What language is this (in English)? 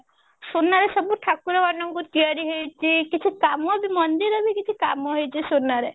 Odia